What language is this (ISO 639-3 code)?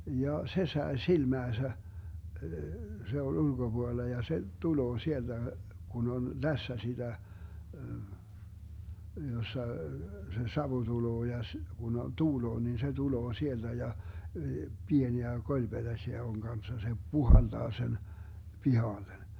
fin